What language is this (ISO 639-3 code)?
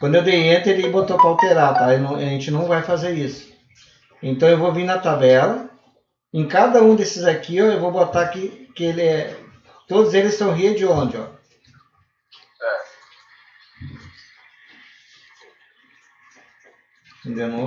por